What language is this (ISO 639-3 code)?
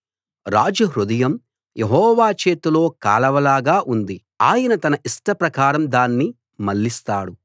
tel